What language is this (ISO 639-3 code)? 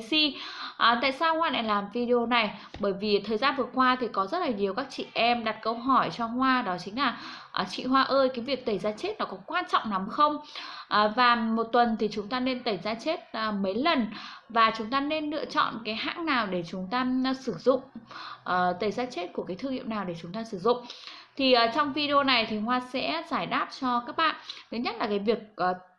vie